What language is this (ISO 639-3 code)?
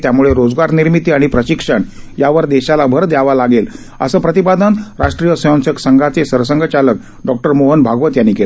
mar